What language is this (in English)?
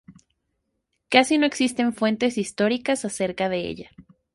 Spanish